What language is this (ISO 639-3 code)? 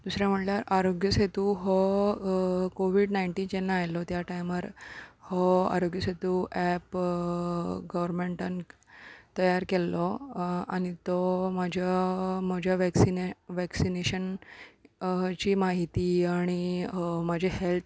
kok